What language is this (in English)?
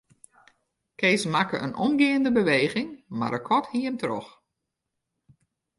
Western Frisian